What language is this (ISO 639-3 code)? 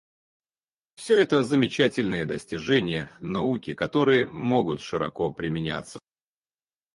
rus